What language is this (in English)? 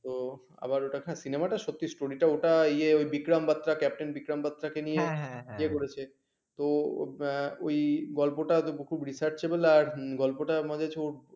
Bangla